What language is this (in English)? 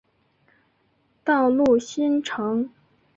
Chinese